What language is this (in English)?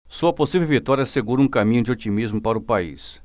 Portuguese